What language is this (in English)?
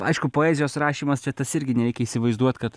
Lithuanian